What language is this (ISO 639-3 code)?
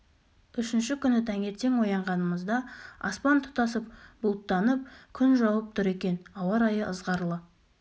kaz